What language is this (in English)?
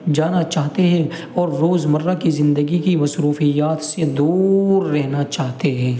Urdu